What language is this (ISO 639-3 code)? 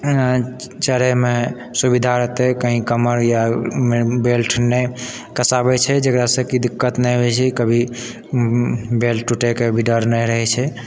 mai